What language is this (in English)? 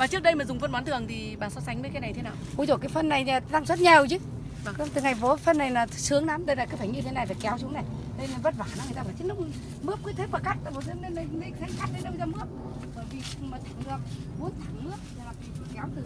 Vietnamese